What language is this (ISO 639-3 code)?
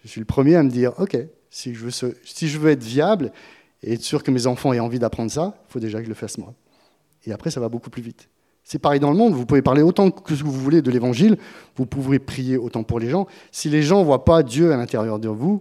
fra